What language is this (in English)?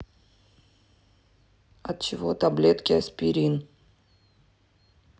Russian